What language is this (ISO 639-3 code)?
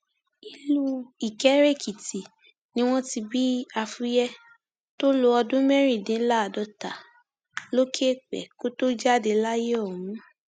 yor